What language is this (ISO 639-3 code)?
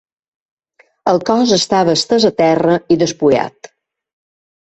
cat